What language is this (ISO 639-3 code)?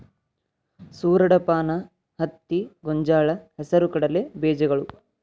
kan